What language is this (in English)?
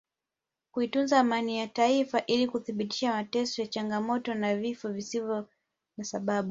Swahili